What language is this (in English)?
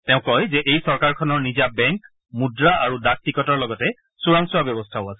Assamese